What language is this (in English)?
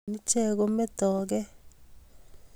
Kalenjin